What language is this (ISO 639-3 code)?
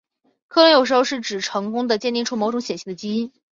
zho